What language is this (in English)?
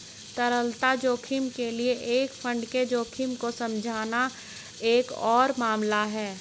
Hindi